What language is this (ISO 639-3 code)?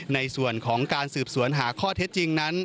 tha